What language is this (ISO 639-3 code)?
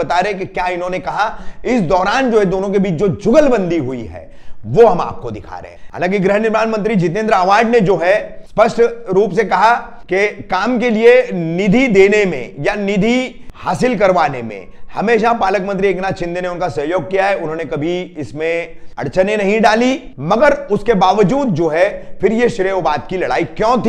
hin